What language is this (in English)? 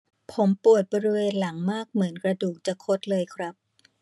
Thai